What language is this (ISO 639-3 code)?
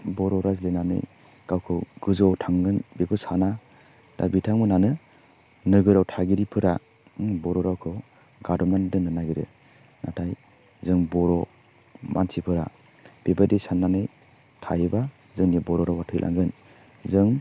brx